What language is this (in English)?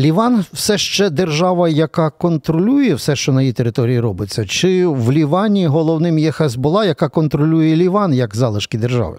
Ukrainian